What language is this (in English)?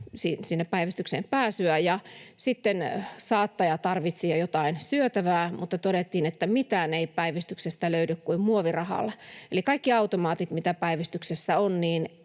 Finnish